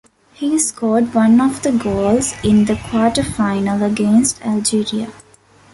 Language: English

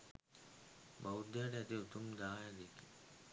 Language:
Sinhala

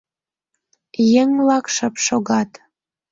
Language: Mari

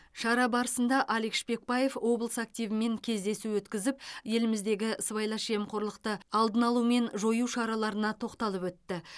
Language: Kazakh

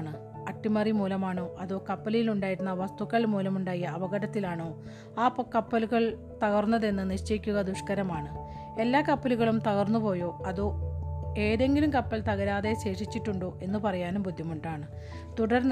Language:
Malayalam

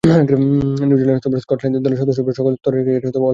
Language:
Bangla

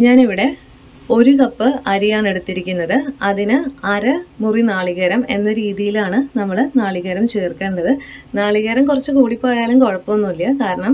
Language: Malayalam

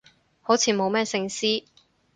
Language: Cantonese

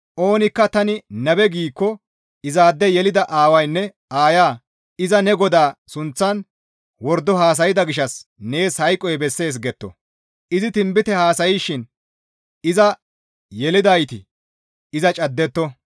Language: Gamo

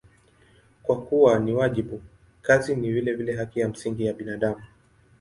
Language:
Swahili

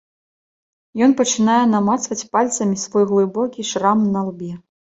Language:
Belarusian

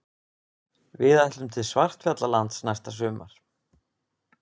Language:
Icelandic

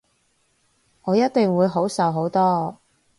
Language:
Cantonese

